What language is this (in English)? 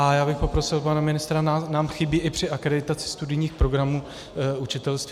Czech